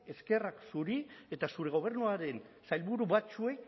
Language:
Basque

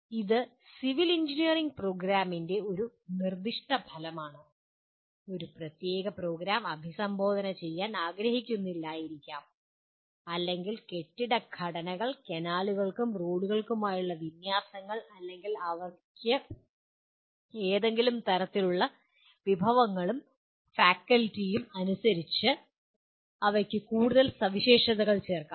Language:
Malayalam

